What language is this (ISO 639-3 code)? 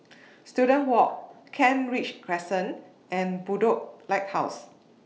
eng